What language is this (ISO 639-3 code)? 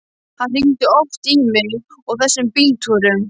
isl